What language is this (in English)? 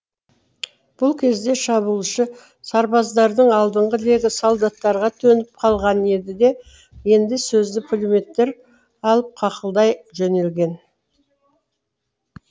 Kazakh